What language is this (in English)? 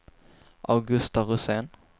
Swedish